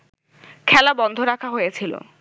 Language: Bangla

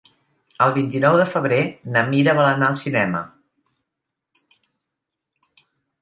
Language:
Catalan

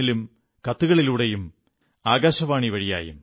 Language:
Malayalam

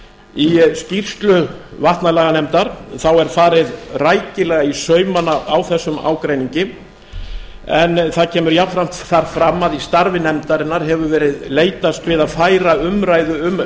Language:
Icelandic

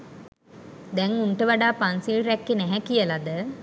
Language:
Sinhala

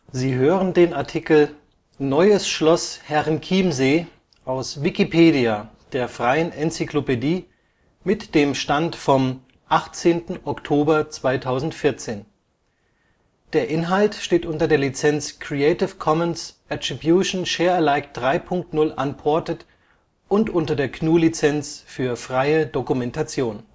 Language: German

